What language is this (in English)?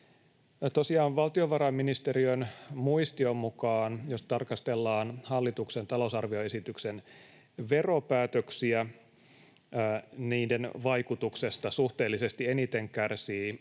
Finnish